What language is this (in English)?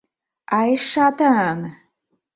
Mari